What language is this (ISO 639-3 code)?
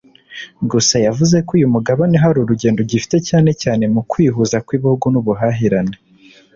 kin